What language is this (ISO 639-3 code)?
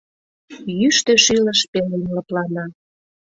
chm